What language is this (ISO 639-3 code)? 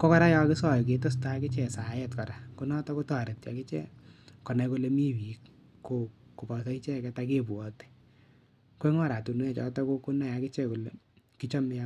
kln